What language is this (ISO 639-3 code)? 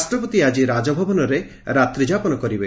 ori